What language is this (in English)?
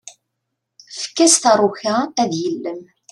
Kabyle